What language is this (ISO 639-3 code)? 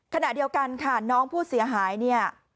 tha